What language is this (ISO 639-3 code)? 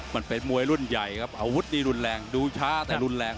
tha